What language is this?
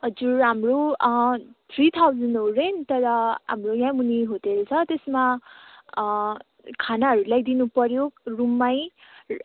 Nepali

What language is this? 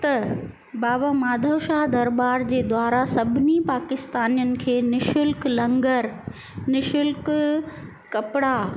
Sindhi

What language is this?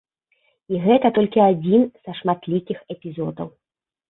Belarusian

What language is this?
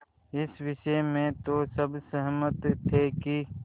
Hindi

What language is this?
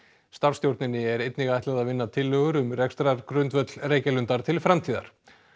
Icelandic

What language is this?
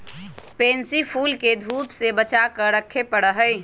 Magahi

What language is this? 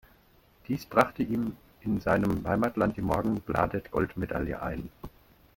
German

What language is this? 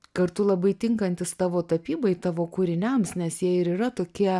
Lithuanian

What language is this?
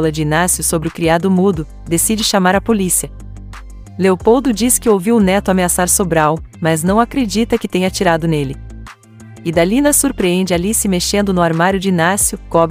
Portuguese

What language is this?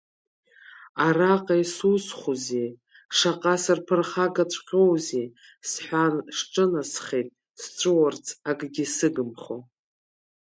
Abkhazian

